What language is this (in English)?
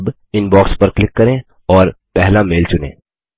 Hindi